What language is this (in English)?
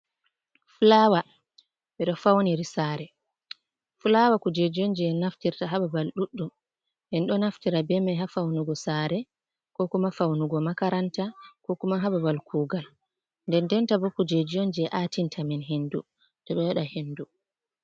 Fula